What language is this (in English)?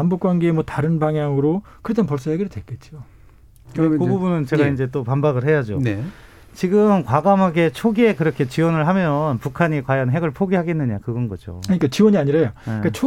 Korean